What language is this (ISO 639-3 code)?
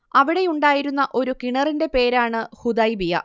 mal